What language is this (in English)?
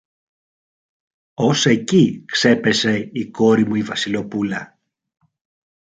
Greek